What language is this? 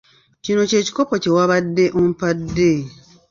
Ganda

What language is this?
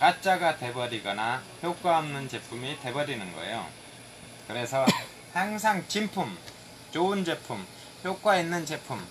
Korean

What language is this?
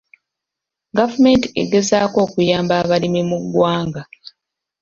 Ganda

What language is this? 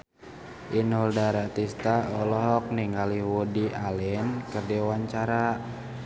Sundanese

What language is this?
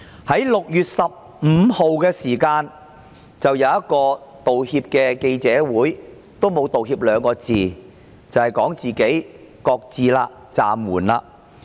Cantonese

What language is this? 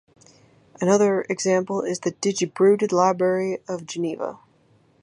English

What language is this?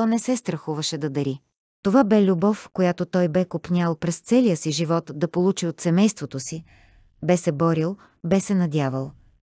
Bulgarian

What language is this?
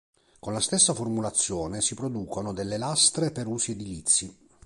Italian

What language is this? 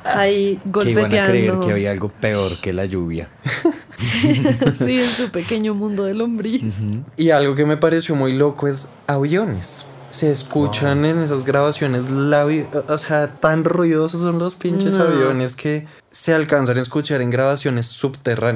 Spanish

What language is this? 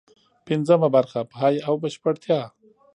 Pashto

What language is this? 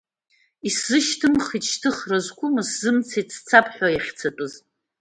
Abkhazian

